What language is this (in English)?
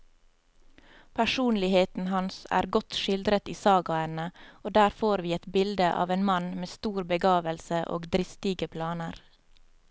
Norwegian